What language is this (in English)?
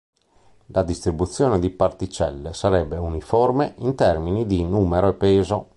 Italian